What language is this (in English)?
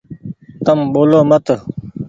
Goaria